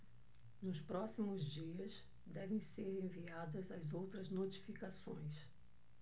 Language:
Portuguese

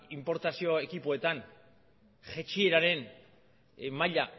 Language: Basque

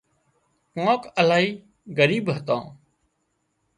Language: Wadiyara Koli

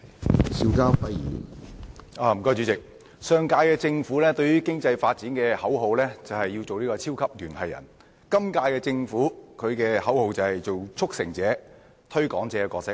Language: Cantonese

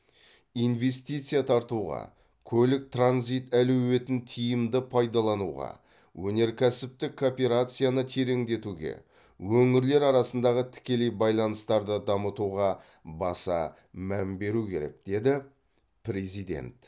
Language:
Kazakh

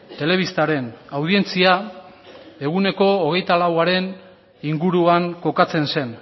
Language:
Basque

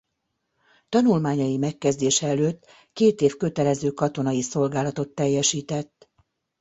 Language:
Hungarian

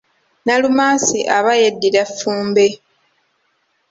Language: Ganda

